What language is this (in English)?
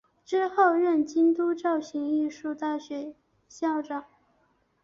Chinese